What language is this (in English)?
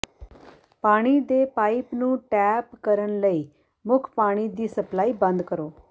Punjabi